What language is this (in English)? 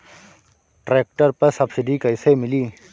Bhojpuri